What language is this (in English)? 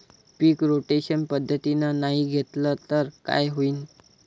Marathi